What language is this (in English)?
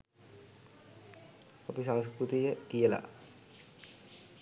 Sinhala